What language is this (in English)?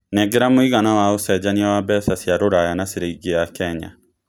Kikuyu